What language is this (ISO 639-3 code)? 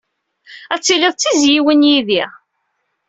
kab